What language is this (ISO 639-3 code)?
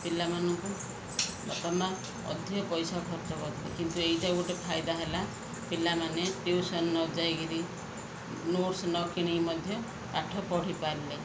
ori